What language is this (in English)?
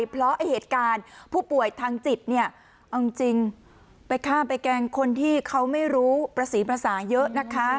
Thai